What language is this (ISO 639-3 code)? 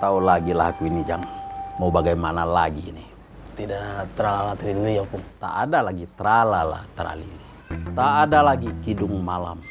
ind